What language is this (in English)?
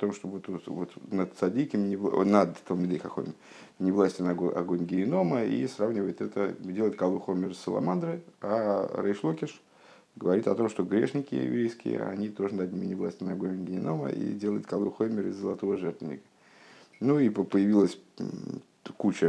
Russian